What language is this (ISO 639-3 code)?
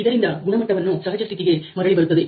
kan